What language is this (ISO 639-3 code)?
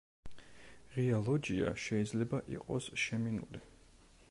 kat